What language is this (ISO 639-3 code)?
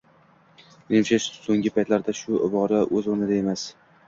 uzb